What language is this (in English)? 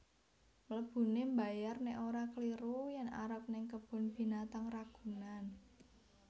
Javanese